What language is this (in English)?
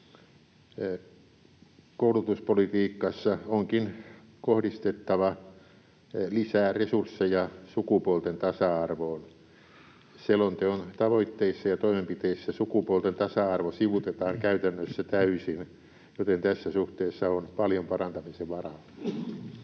Finnish